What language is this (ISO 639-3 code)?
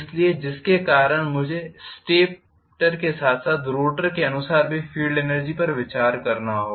hin